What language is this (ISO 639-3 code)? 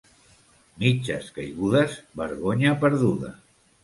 cat